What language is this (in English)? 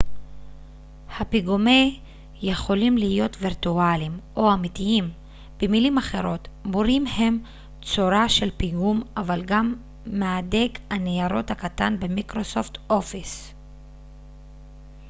Hebrew